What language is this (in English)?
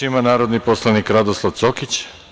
Serbian